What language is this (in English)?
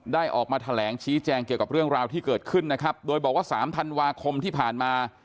Thai